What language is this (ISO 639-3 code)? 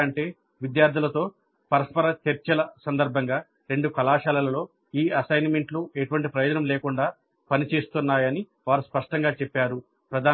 tel